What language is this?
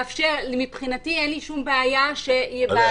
Hebrew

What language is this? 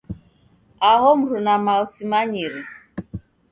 Taita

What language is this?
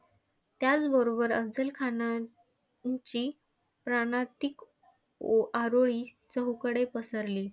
Marathi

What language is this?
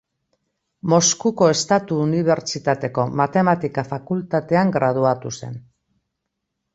Basque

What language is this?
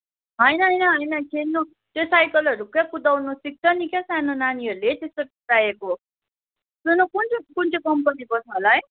Nepali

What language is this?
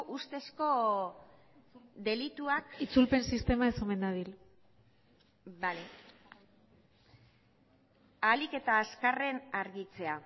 Basque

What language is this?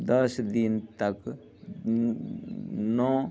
Maithili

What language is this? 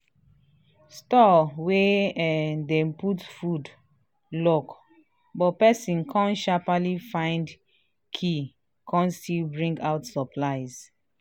Nigerian Pidgin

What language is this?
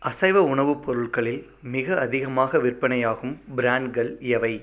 Tamil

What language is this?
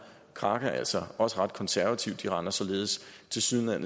Danish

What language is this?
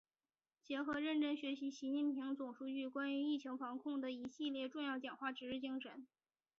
Chinese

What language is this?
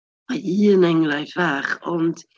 Welsh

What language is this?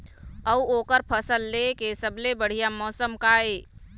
Chhattisgarhi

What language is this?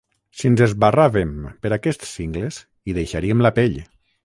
Catalan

